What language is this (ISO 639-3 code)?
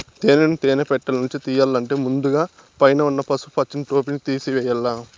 tel